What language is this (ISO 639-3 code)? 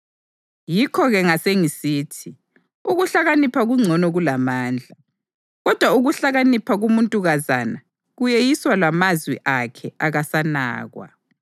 nde